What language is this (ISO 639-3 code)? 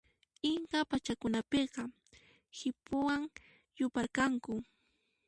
qxp